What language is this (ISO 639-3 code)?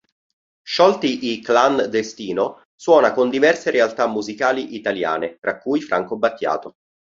ita